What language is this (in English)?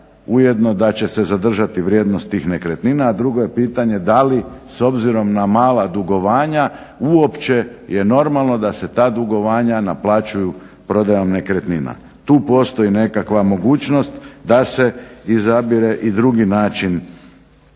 Croatian